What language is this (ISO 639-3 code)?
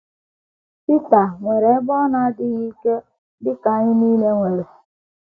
ibo